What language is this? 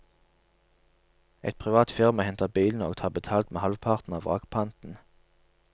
Norwegian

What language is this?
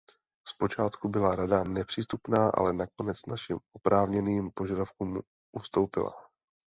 Czech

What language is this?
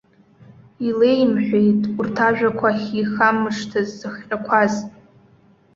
Abkhazian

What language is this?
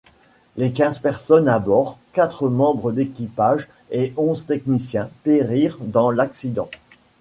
French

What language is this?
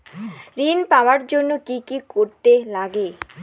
Bangla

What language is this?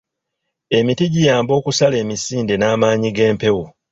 Ganda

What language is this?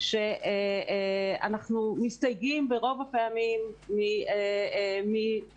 Hebrew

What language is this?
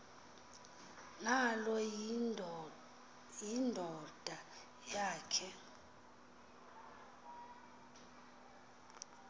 Xhosa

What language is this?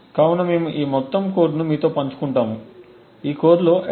Telugu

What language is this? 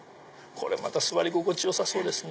Japanese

